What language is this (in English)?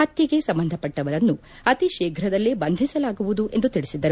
Kannada